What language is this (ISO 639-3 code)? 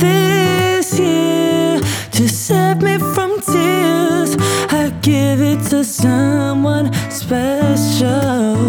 hrv